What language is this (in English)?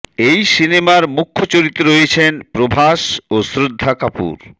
Bangla